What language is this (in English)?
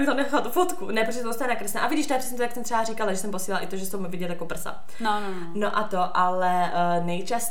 Czech